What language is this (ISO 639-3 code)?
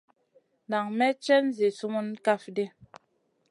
mcn